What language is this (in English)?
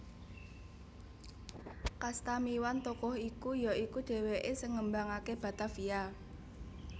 Javanese